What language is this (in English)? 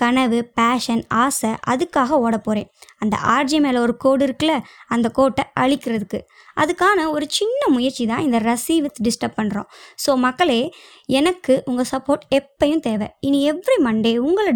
Tamil